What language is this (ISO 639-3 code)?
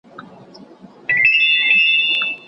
pus